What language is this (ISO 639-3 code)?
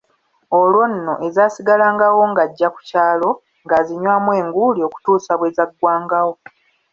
lug